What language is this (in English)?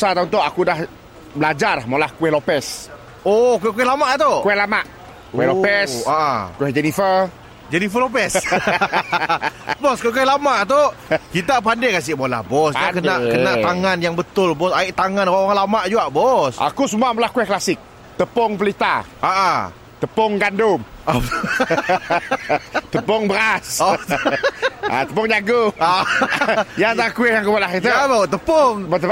Malay